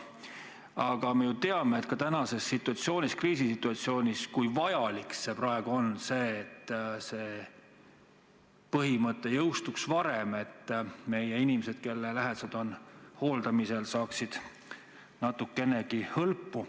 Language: Estonian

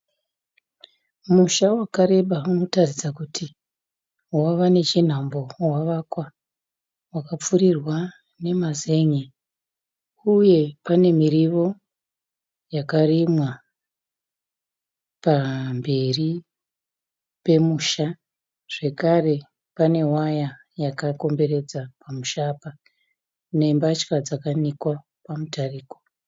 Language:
Shona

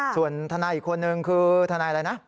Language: Thai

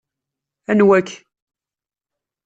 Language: Kabyle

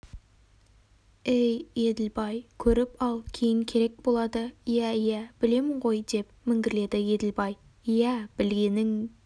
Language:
Kazakh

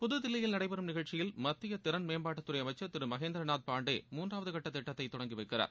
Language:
Tamil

